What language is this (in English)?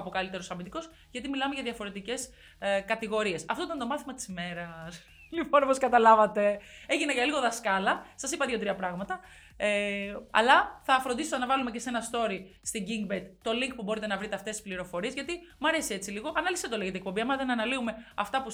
Greek